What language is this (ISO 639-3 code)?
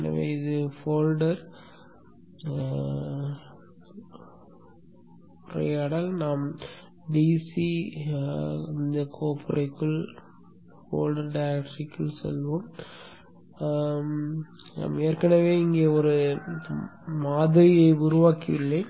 tam